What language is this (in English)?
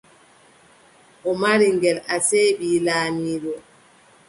Adamawa Fulfulde